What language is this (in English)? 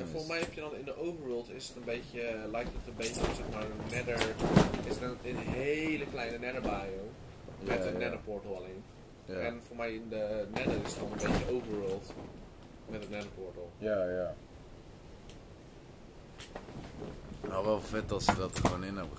Dutch